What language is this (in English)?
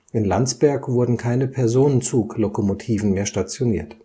German